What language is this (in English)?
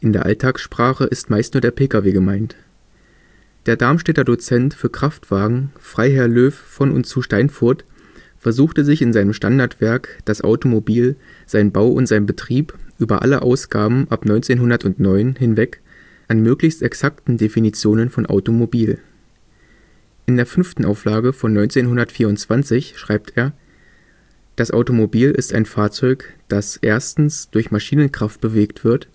German